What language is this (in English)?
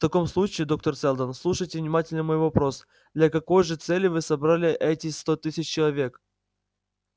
Russian